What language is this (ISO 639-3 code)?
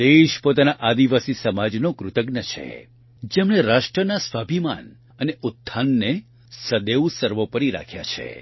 guj